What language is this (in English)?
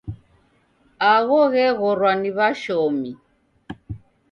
Taita